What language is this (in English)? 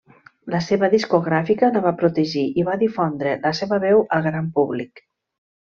Catalan